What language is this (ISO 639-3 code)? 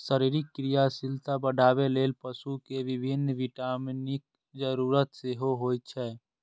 mai